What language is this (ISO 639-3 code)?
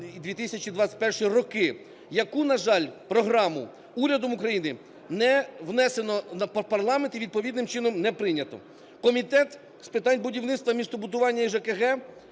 ukr